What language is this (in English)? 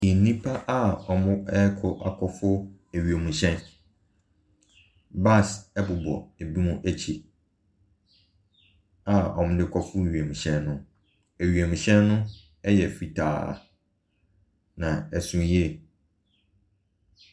Akan